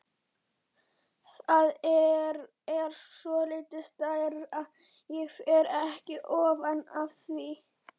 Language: Icelandic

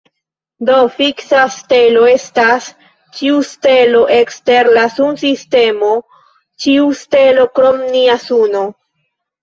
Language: Esperanto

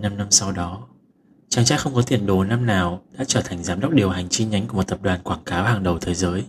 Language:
Vietnamese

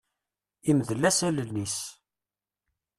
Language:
Kabyle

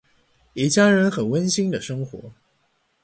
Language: Chinese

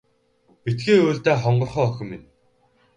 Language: Mongolian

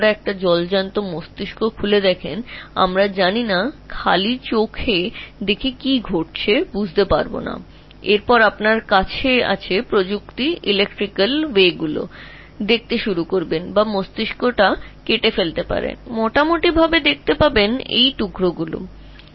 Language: Bangla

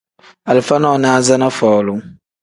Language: Tem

